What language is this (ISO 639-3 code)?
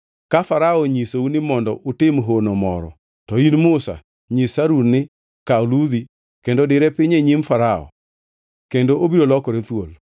luo